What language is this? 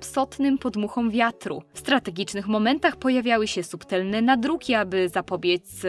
Polish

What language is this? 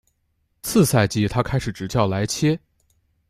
Chinese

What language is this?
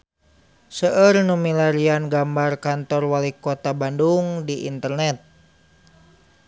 Sundanese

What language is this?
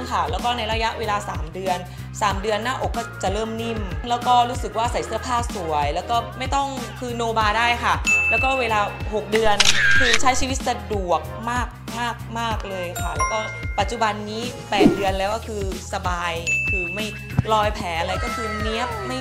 Thai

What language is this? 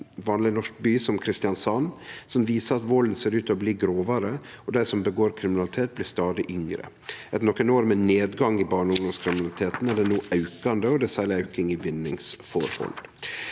Norwegian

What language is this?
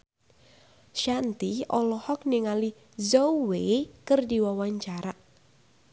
Sundanese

